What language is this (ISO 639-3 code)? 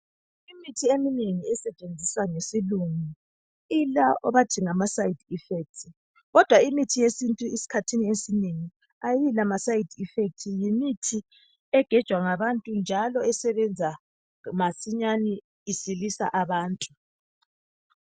nde